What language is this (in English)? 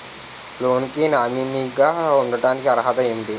Telugu